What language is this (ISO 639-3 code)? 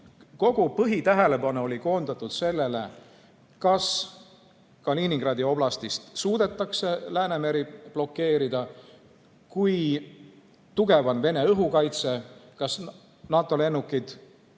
est